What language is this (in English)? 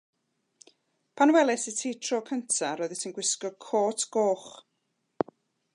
Welsh